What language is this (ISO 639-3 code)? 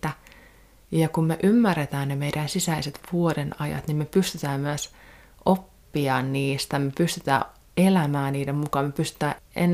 fin